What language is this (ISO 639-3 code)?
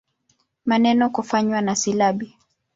swa